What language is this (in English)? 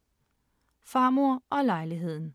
Danish